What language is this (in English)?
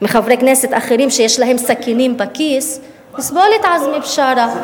Hebrew